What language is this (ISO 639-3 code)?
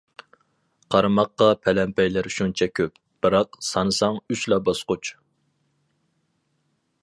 uig